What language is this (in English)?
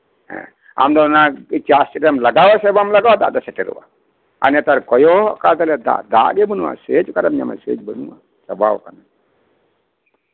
Santali